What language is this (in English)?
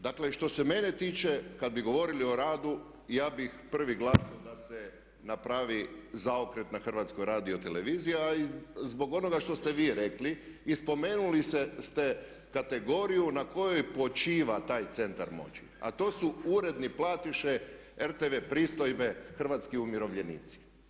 Croatian